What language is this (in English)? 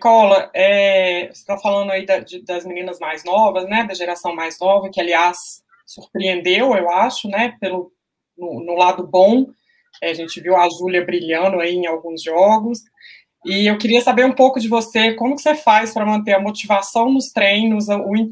Portuguese